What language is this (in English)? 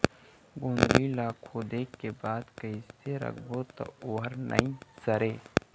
Chhattisgarhi